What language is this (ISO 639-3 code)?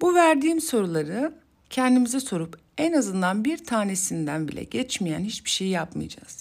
tur